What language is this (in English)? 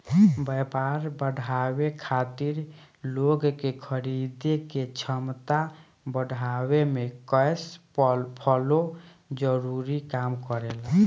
Bhojpuri